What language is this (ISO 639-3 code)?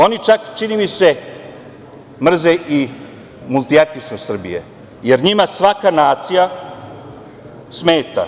srp